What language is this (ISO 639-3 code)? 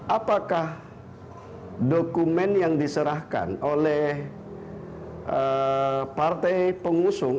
ind